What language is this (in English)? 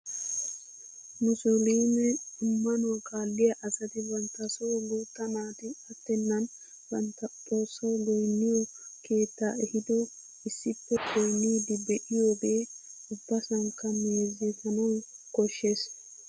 Wolaytta